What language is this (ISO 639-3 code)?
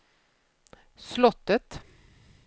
swe